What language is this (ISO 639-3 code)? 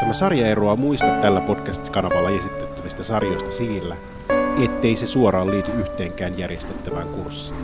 fin